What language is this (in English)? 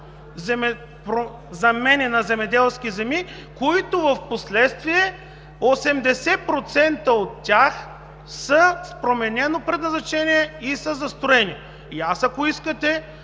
Bulgarian